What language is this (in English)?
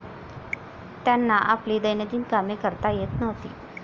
Marathi